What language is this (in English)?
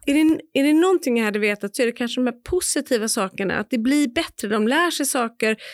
Swedish